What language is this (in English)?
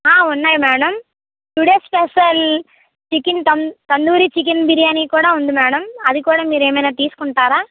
Telugu